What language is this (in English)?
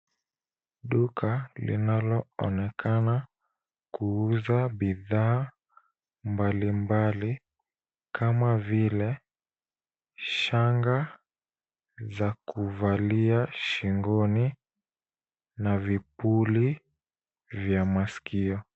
Swahili